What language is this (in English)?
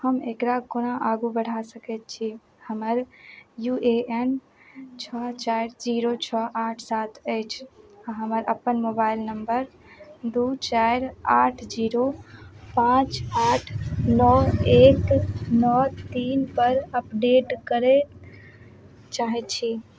Maithili